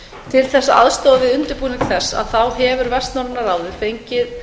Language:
Icelandic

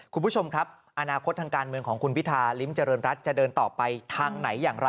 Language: Thai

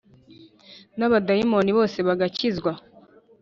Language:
Kinyarwanda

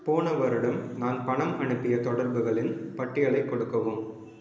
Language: Tamil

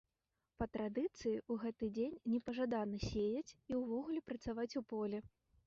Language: Belarusian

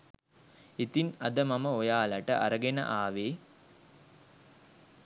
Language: Sinhala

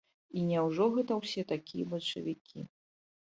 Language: Belarusian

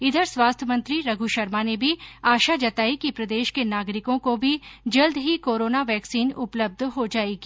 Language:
Hindi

